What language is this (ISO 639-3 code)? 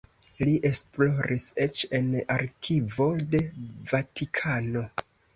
epo